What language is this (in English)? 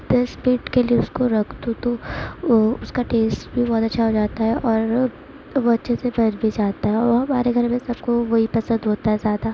Urdu